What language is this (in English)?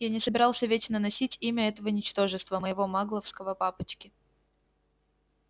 Russian